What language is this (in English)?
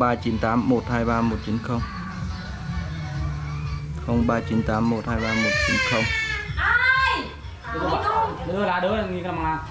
Vietnamese